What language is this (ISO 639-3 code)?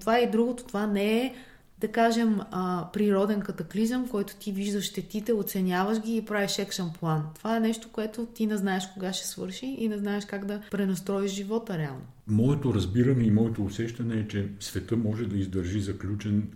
bul